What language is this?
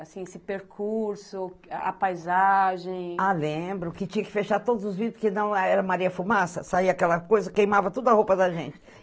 Portuguese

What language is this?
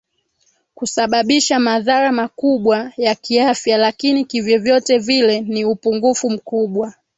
Swahili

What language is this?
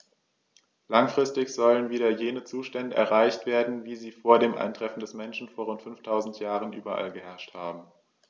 German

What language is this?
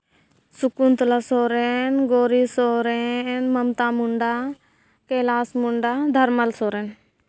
Santali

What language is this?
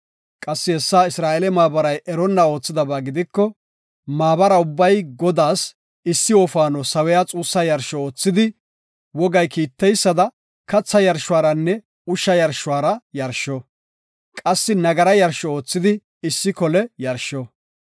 Gofa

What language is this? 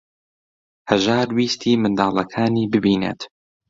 Central Kurdish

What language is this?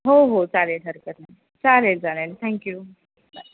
Marathi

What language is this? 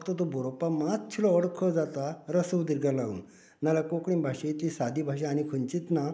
Konkani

